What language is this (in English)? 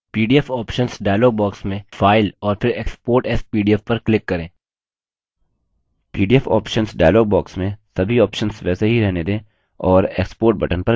Hindi